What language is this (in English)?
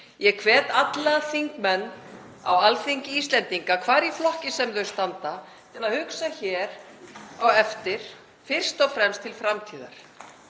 Icelandic